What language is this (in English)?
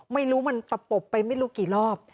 Thai